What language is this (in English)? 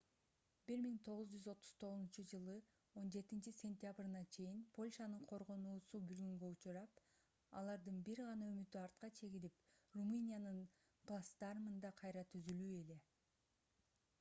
Kyrgyz